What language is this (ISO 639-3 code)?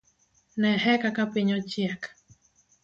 luo